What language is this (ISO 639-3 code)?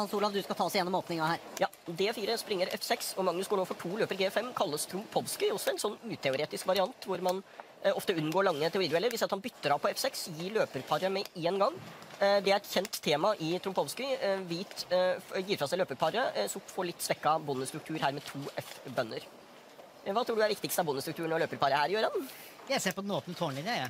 nor